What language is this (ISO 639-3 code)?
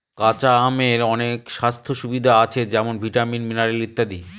ben